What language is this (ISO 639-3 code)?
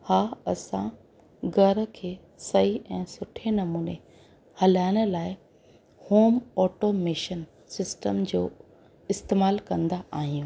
snd